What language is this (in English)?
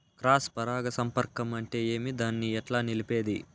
Telugu